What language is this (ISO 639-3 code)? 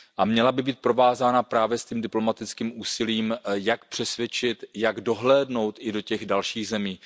ces